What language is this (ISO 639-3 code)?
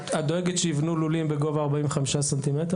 heb